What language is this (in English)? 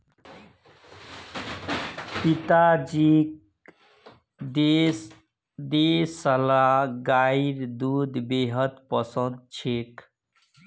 Magahi